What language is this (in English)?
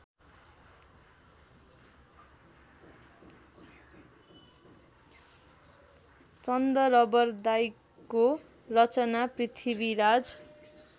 Nepali